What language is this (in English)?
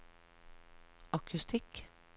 Norwegian